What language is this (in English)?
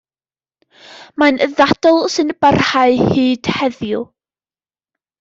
Welsh